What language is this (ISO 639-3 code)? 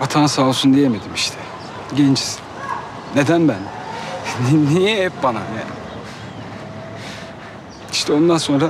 tur